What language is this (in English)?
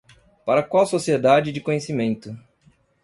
Portuguese